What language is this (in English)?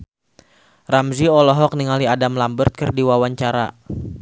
Sundanese